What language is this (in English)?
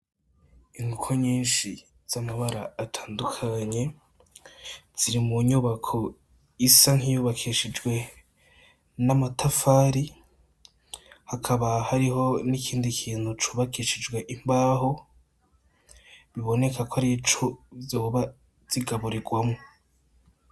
Rundi